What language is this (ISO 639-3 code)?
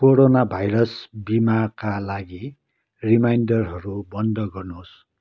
nep